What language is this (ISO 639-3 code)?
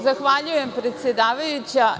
srp